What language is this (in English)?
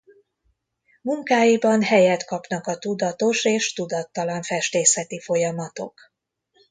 Hungarian